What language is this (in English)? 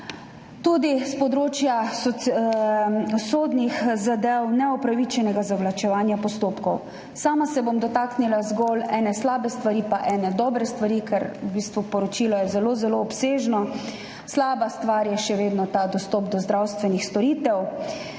Slovenian